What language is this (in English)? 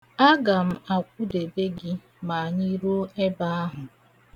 Igbo